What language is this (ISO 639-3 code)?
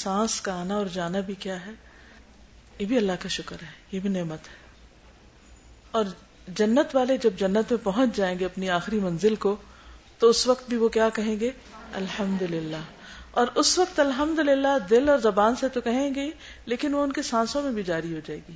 urd